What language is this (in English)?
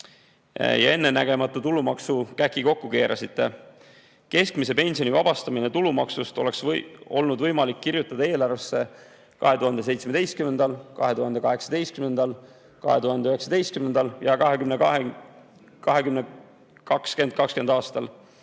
Estonian